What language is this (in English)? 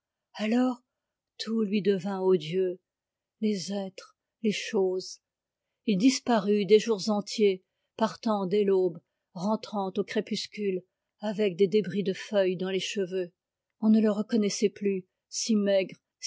French